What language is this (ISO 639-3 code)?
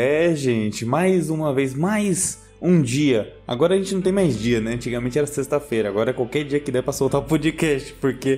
por